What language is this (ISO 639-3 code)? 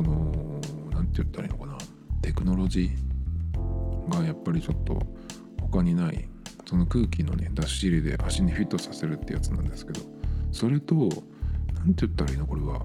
jpn